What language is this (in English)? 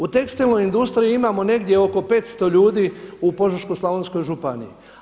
Croatian